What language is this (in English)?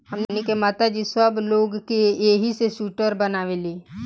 Bhojpuri